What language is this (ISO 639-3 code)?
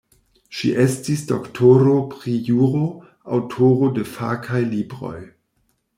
epo